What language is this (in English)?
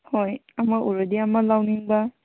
Manipuri